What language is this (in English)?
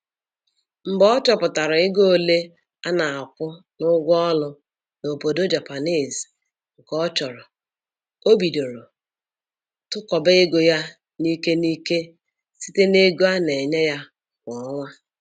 Igbo